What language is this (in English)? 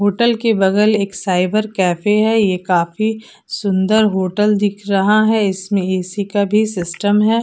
Hindi